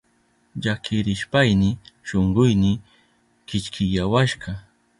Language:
Southern Pastaza Quechua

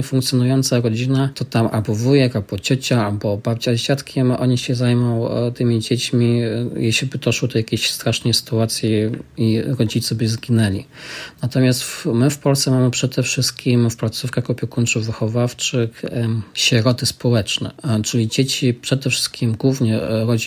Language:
Polish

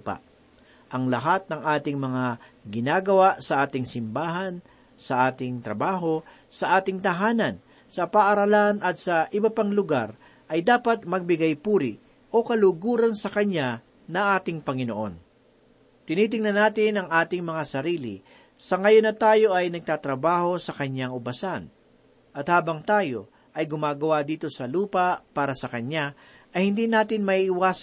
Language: Filipino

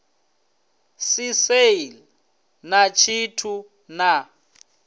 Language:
Venda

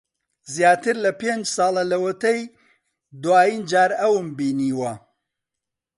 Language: Central Kurdish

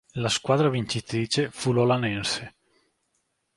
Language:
Italian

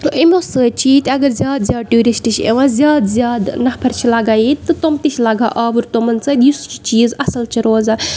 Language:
Kashmiri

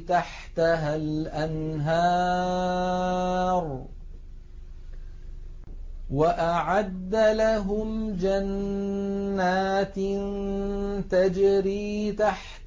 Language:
Arabic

